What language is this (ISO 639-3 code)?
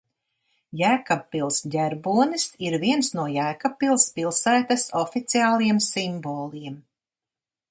lav